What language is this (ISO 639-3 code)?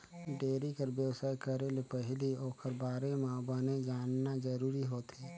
hne